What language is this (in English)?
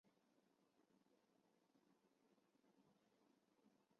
Chinese